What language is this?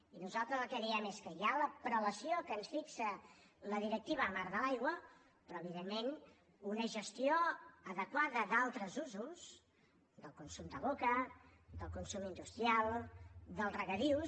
Catalan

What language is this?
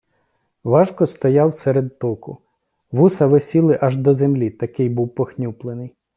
Ukrainian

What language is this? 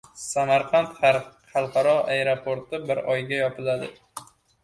Uzbek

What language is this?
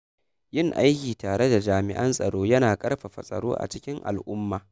Hausa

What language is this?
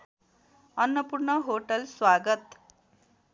Nepali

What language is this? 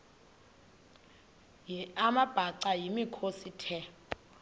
Xhosa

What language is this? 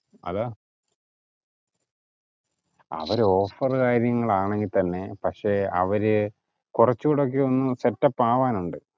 Malayalam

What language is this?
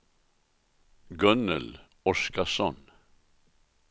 Swedish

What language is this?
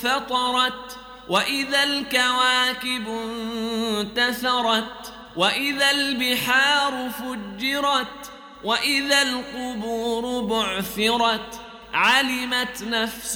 Arabic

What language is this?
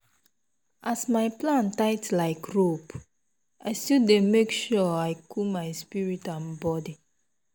Nigerian Pidgin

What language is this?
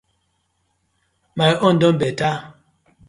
Nigerian Pidgin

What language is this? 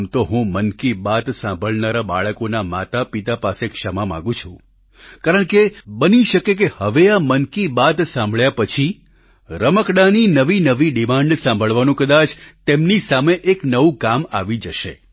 Gujarati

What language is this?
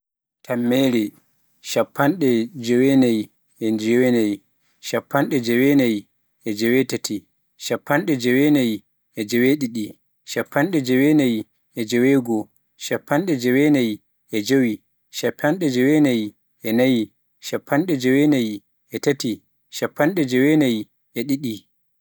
Pular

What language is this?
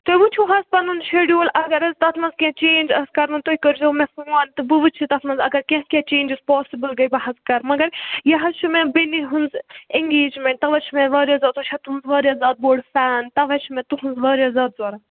Kashmiri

